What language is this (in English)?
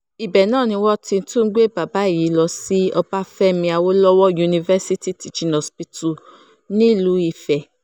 Yoruba